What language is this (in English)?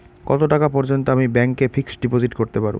Bangla